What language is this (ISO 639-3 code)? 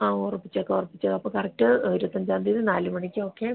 mal